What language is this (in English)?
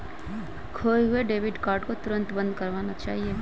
Hindi